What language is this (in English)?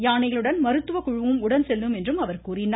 Tamil